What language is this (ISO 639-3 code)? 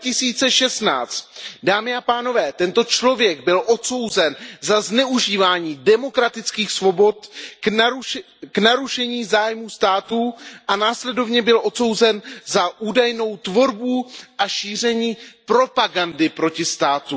ces